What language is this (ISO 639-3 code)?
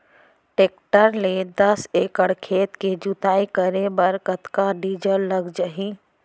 hne